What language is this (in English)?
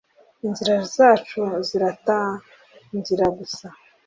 Kinyarwanda